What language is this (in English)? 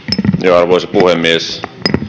Finnish